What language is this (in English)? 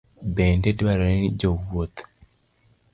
Luo (Kenya and Tanzania)